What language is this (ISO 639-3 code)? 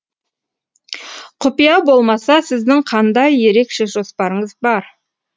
kaz